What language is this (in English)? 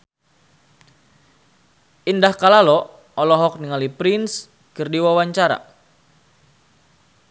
Sundanese